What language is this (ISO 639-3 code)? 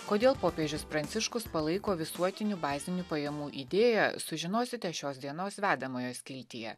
lit